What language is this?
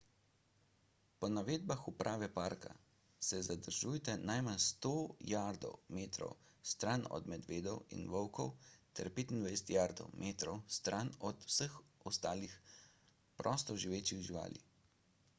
Slovenian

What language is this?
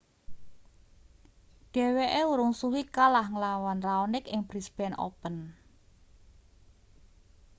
Javanese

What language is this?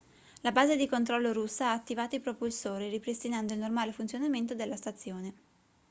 Italian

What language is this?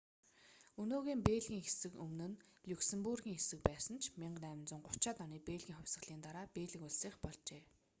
Mongolian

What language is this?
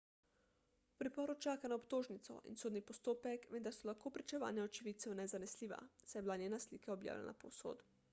Slovenian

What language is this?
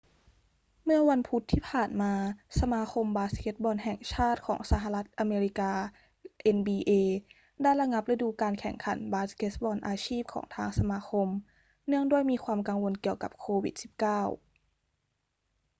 Thai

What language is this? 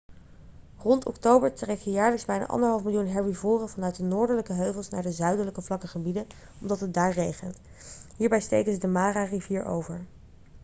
Dutch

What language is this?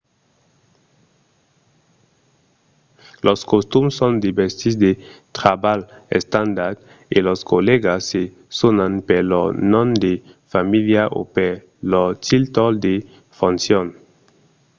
Occitan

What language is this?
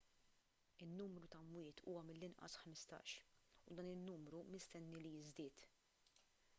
Maltese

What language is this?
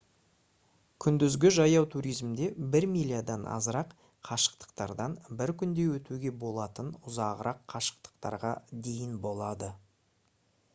Kazakh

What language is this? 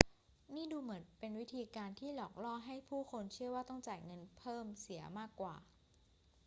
Thai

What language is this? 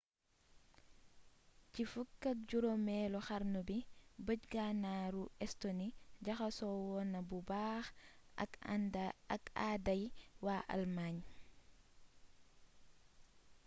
Wolof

